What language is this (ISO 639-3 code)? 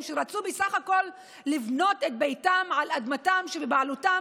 heb